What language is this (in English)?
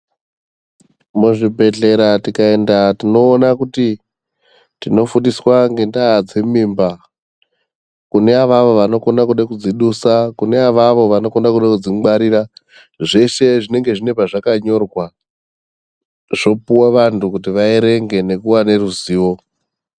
Ndau